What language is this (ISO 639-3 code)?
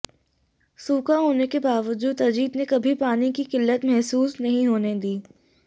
hin